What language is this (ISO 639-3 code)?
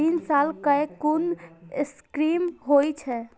mai